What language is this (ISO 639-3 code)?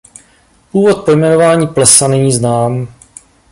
ces